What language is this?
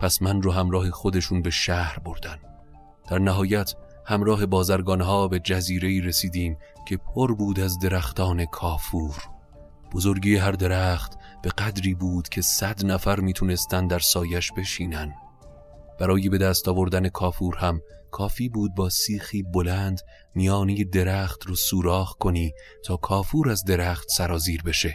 Persian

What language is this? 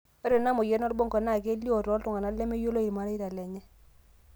Masai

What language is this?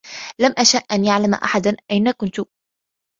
Arabic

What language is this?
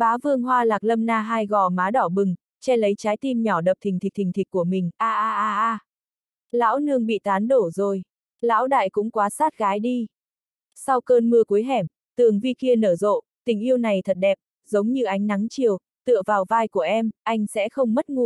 Vietnamese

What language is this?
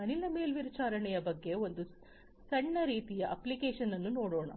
Kannada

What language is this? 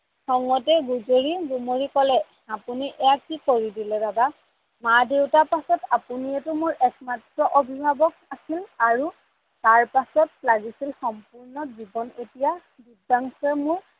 Assamese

